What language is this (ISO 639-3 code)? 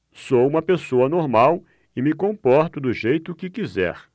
por